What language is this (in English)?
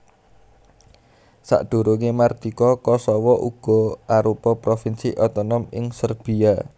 Javanese